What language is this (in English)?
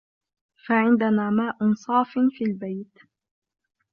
Arabic